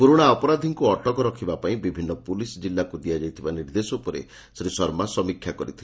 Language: Odia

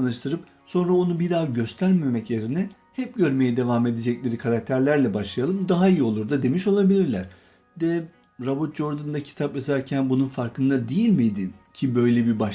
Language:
Turkish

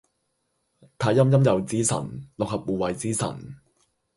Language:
Cantonese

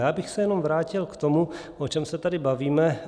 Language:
Czech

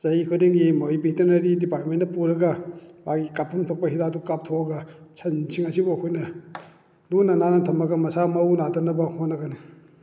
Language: Manipuri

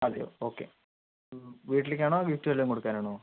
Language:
Malayalam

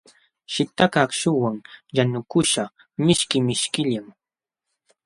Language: Jauja Wanca Quechua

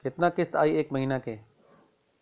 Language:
Bhojpuri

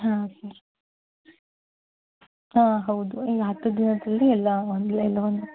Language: Kannada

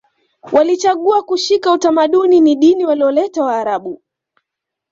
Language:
Swahili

